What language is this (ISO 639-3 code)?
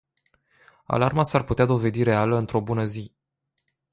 ron